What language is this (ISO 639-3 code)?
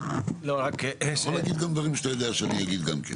heb